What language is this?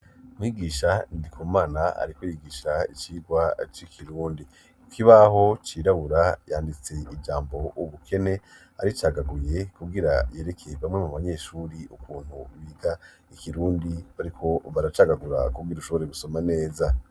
Rundi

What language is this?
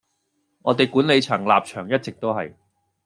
Cantonese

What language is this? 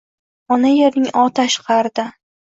Uzbek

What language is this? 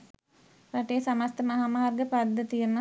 Sinhala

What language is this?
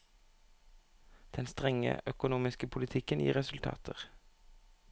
Norwegian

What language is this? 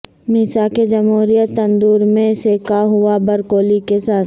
Urdu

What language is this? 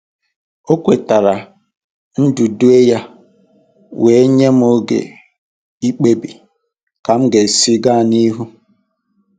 Igbo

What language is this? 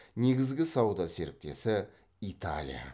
Kazakh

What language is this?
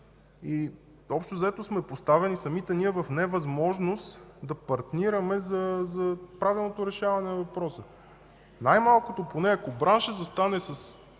Bulgarian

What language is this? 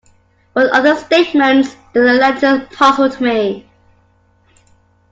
English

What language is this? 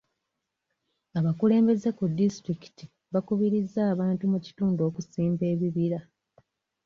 Ganda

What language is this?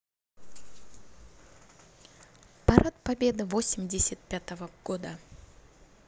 Russian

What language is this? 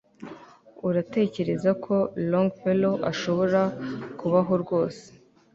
Kinyarwanda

